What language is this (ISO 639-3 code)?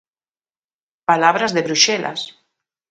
glg